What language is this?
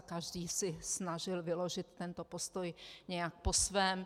Czech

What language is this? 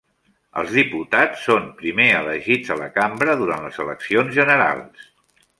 Catalan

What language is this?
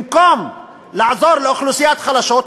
Hebrew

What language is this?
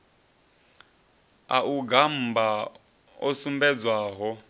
Venda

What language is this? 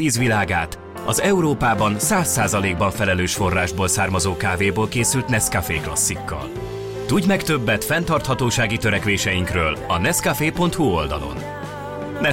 Hungarian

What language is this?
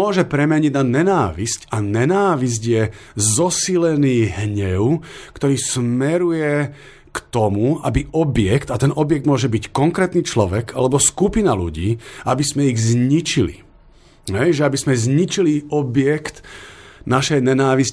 Slovak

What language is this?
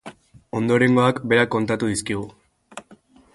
Basque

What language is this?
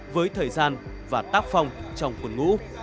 Vietnamese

